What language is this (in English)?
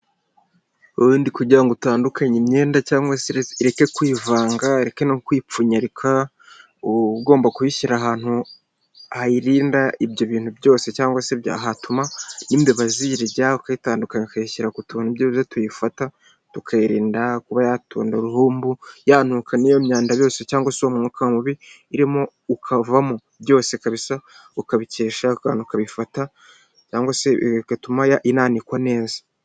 Kinyarwanda